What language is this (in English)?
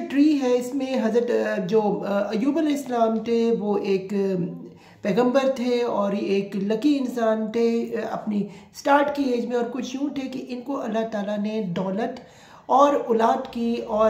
Hindi